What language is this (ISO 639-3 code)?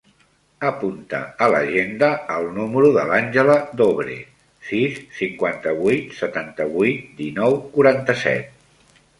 cat